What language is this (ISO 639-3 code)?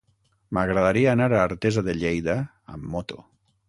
cat